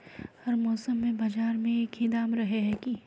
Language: Magahi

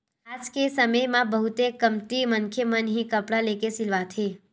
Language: Chhattisgarhi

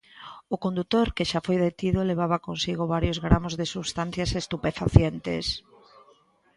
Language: Galician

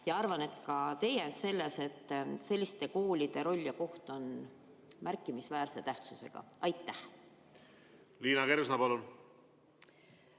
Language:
Estonian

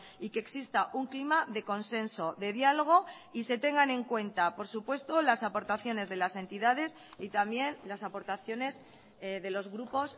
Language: Spanish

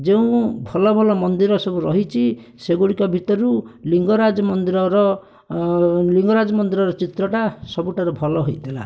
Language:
Odia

